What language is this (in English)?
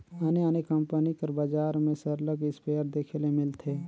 Chhattisgarhi